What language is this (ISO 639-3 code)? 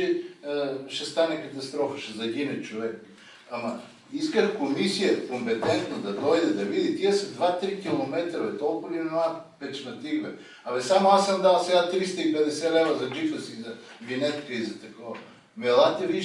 bul